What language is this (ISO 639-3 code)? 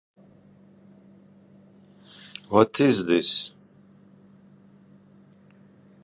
eng